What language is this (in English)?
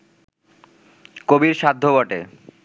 Bangla